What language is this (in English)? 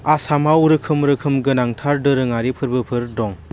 Bodo